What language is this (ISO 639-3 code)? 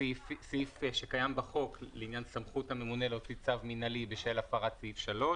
heb